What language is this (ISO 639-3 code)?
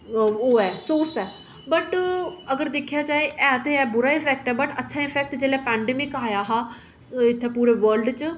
doi